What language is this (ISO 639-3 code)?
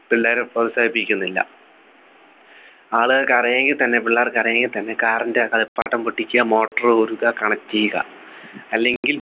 mal